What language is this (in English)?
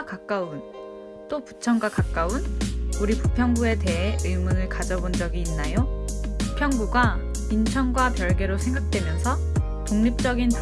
Korean